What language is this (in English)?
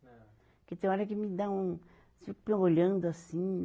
Portuguese